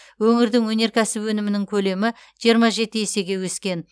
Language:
Kazakh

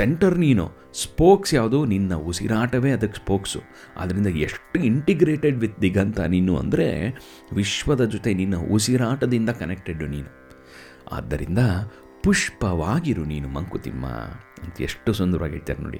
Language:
Kannada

